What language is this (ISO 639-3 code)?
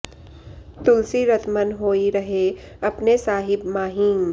san